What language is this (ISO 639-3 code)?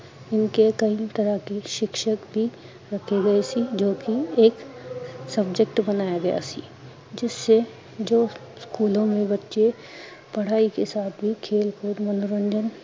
pan